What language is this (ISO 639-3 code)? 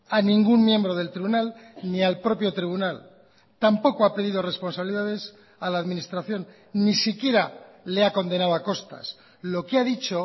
spa